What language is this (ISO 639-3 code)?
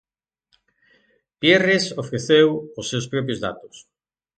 glg